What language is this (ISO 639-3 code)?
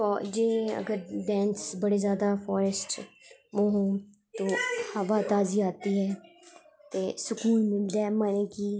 doi